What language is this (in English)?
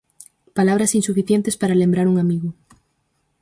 Galician